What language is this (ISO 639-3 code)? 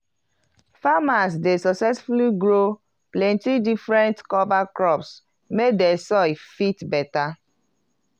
pcm